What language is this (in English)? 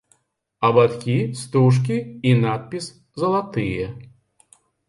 Belarusian